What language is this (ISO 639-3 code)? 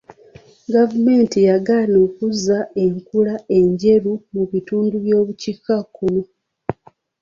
lug